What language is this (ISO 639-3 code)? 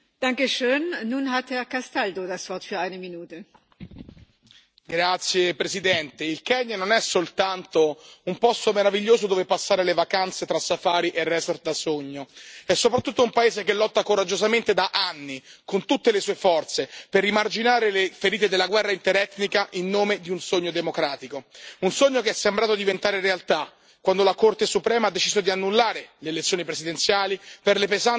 ita